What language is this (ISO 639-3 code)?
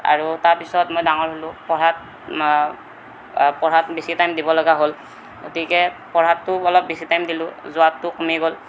asm